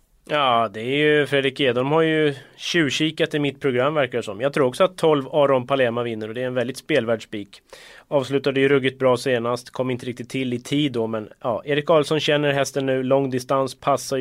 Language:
Swedish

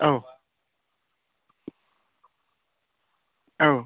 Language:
Bodo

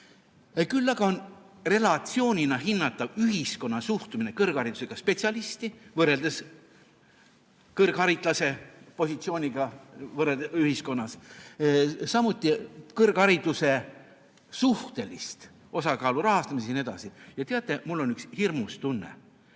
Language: Estonian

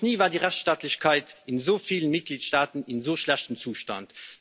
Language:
German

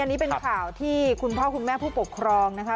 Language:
Thai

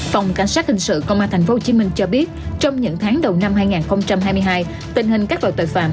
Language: Vietnamese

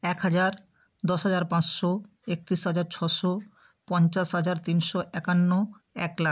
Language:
Bangla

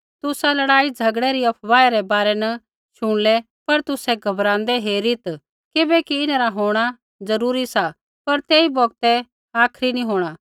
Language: Kullu Pahari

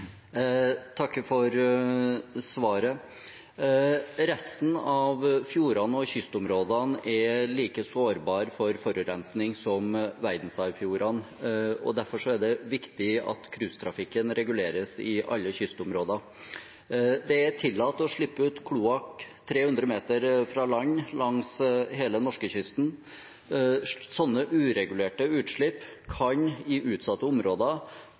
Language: Norwegian Bokmål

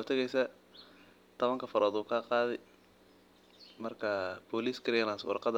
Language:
Somali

